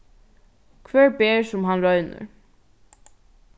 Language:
Faroese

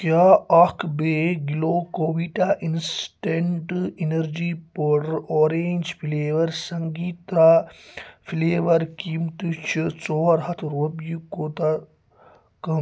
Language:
Kashmiri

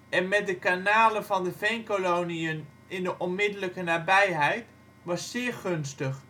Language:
Dutch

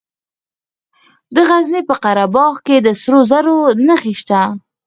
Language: Pashto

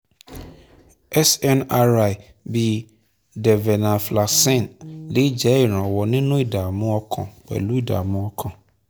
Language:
Yoruba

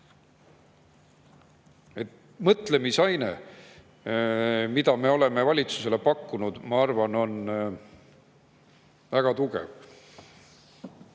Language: Estonian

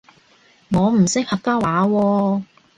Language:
Cantonese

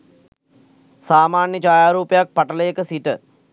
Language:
Sinhala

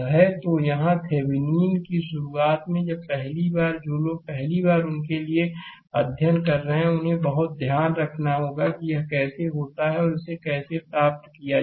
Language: Hindi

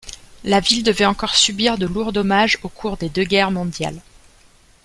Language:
French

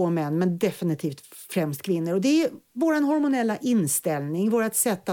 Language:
Swedish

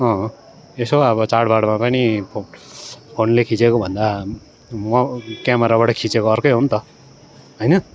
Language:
Nepali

